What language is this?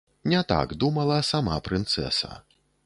Belarusian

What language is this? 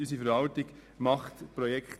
Swiss German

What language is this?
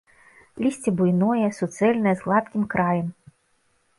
Belarusian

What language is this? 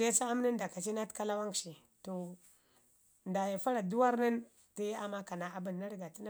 Ngizim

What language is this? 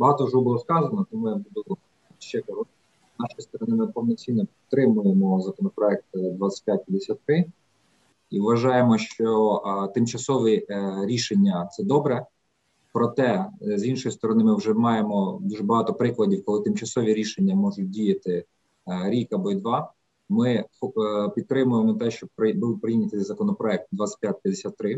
Ukrainian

